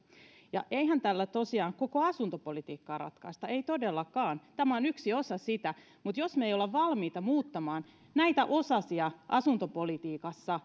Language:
Finnish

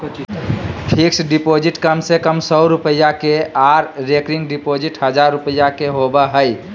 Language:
Magahi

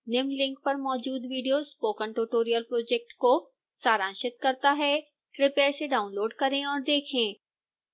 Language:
Hindi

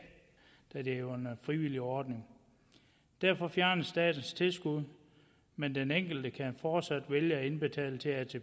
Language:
Danish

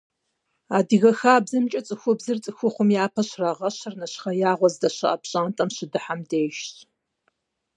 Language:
Kabardian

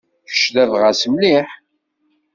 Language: Kabyle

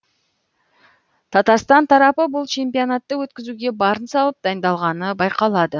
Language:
Kazakh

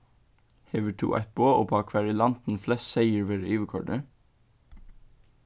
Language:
Faroese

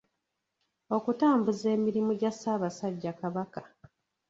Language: Ganda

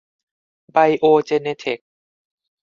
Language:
Thai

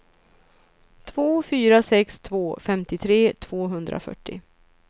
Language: Swedish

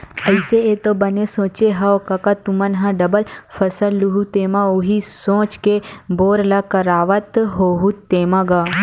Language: Chhattisgarhi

